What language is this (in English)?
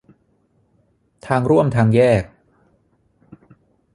Thai